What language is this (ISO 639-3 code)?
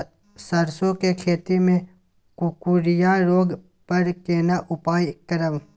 mai